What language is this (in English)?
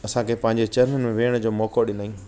Sindhi